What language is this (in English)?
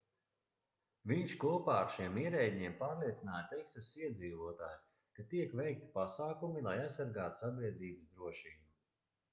Latvian